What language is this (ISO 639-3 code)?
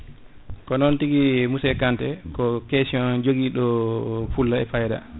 ful